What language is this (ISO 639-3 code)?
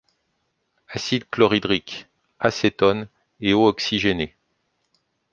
fra